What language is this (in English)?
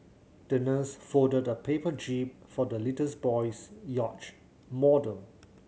English